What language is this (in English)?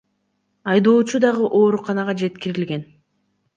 Kyrgyz